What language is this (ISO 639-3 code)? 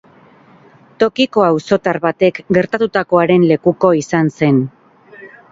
eus